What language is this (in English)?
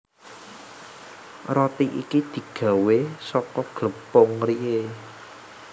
Javanese